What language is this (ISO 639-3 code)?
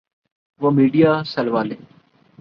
urd